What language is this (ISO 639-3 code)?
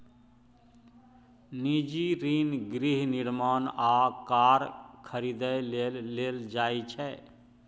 mai